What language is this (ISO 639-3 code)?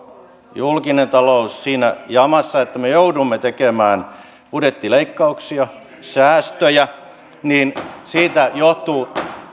fin